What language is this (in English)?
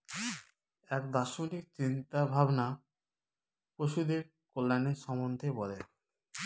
Bangla